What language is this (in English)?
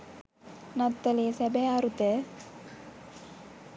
Sinhala